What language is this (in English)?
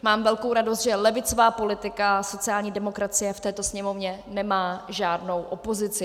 Czech